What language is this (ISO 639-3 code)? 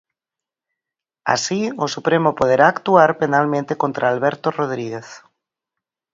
glg